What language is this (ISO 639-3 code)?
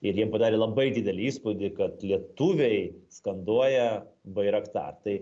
lit